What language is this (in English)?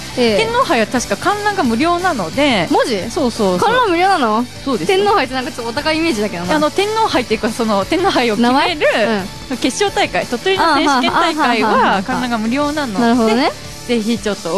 Japanese